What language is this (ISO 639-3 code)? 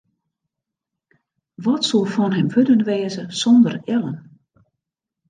fry